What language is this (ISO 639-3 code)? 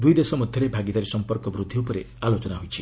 ori